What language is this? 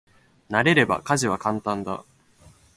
Japanese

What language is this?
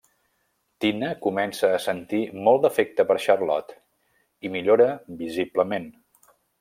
Catalan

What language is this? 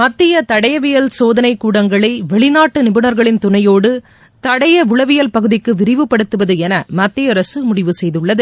Tamil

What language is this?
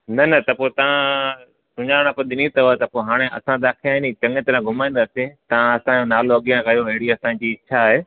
Sindhi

